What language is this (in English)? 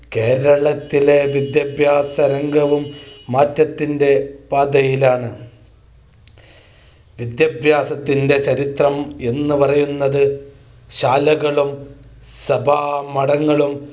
Malayalam